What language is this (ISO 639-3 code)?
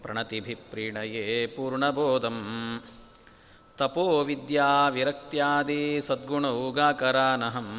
kan